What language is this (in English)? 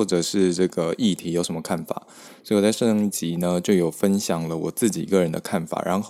Chinese